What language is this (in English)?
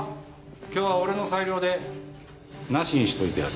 Japanese